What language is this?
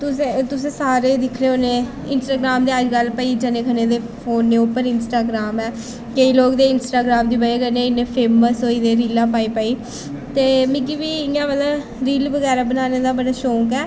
Dogri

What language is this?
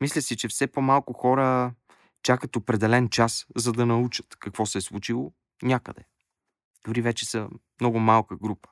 Bulgarian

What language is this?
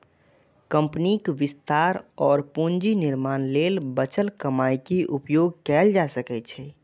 Maithili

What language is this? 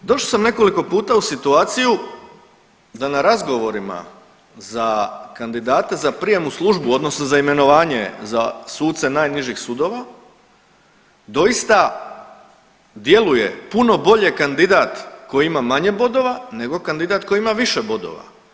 Croatian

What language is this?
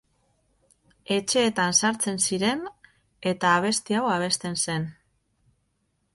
Basque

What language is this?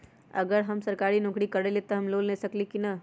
Magahi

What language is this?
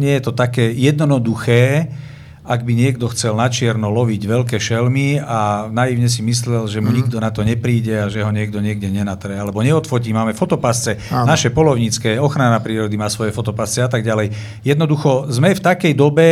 Slovak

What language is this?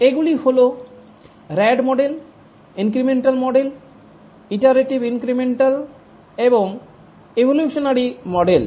Bangla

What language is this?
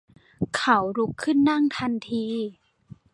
Thai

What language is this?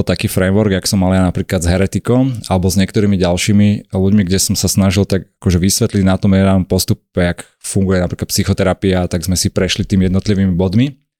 Slovak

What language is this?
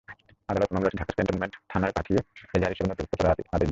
Bangla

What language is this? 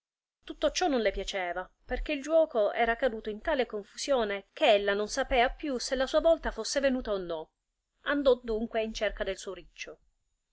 Italian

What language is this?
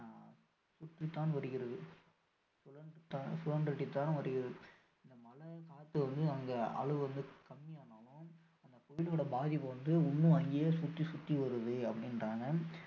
Tamil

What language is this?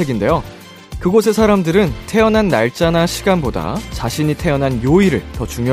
Korean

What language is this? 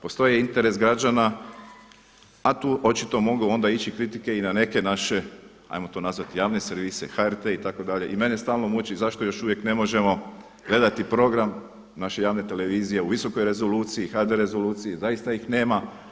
Croatian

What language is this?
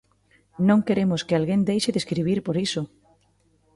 Galician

